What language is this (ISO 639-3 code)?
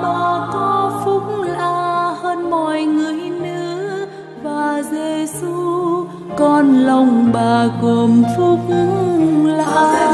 vie